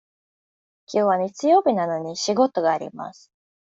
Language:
Japanese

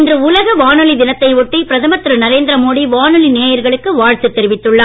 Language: Tamil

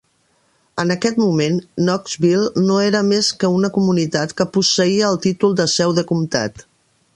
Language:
Catalan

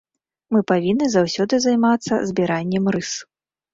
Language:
Belarusian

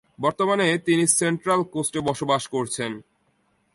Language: Bangla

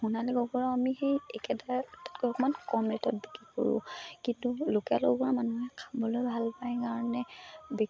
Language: Assamese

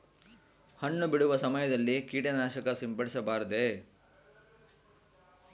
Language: Kannada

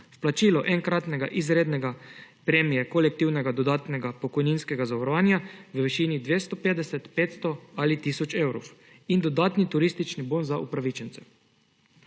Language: Slovenian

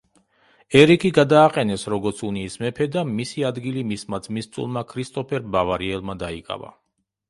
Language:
Georgian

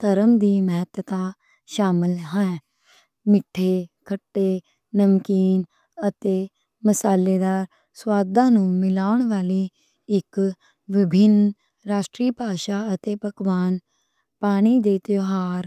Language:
Western Panjabi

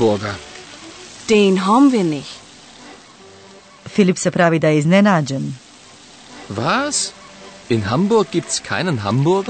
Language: Croatian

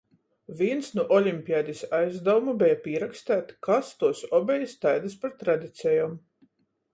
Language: Latgalian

